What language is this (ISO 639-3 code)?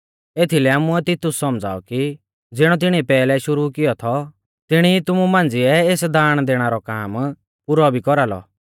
bfz